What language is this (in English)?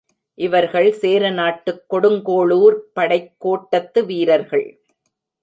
Tamil